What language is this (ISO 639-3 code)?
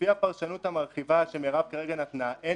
heb